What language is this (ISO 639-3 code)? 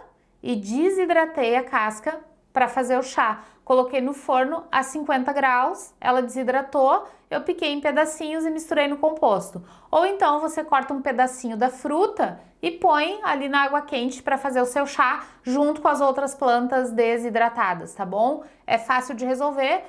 por